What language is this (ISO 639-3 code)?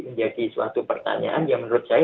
ind